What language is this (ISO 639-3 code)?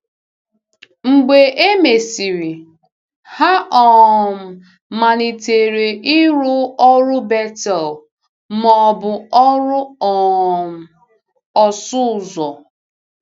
ibo